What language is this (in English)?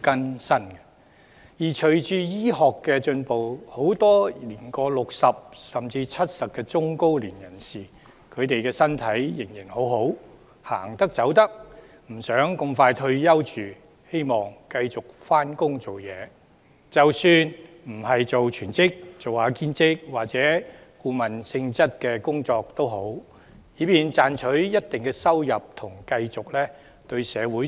Cantonese